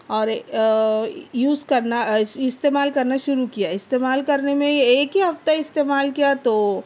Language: Urdu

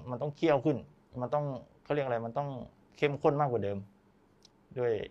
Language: Thai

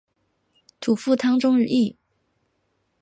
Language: Chinese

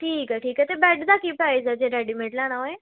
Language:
Punjabi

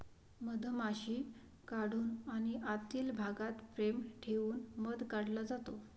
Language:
Marathi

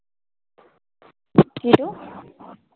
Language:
Assamese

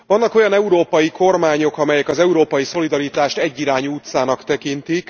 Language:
Hungarian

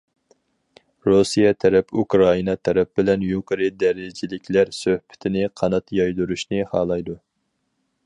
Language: Uyghur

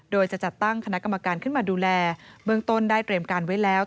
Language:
Thai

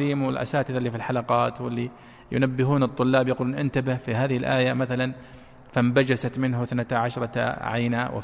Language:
Arabic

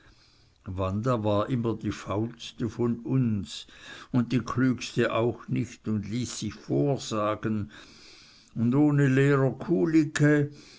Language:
German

